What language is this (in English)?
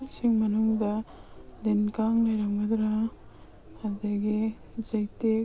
Manipuri